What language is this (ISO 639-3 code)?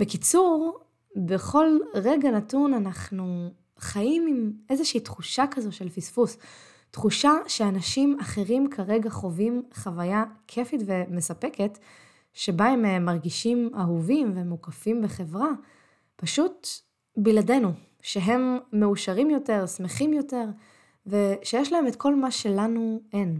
heb